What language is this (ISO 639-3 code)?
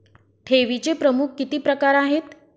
mar